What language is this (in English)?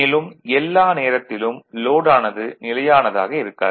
Tamil